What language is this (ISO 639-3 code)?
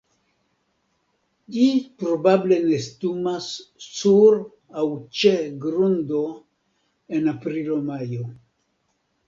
epo